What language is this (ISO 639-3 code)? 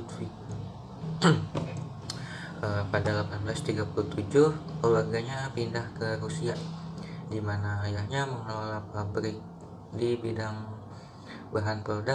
ind